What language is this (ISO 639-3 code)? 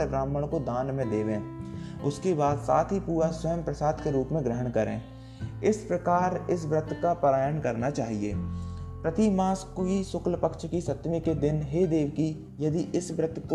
hin